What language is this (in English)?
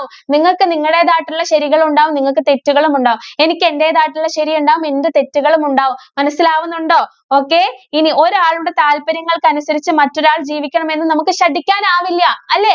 Malayalam